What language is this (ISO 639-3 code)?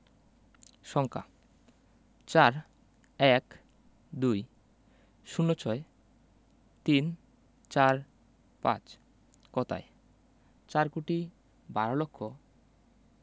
ben